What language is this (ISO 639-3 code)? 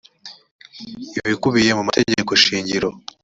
kin